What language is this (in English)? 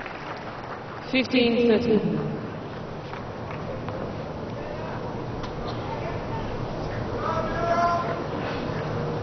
Arabic